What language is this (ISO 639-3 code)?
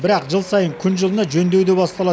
kaz